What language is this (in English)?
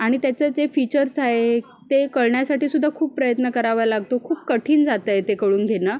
Marathi